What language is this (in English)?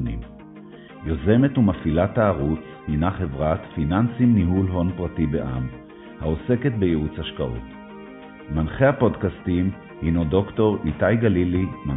Hebrew